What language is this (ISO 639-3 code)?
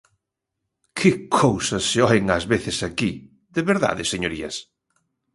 glg